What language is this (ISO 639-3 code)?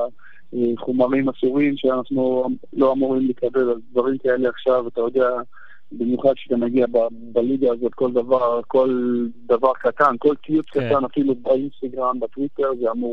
heb